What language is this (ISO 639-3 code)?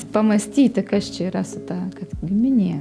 lit